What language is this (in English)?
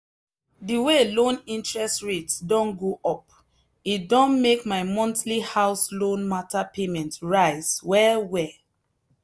Nigerian Pidgin